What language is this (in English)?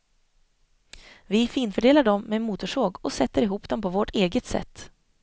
Swedish